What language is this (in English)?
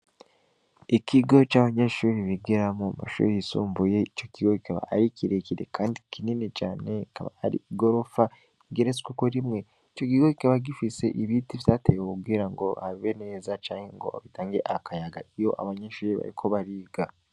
Rundi